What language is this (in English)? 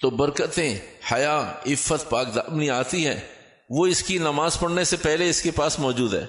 Urdu